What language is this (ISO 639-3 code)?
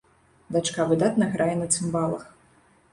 bel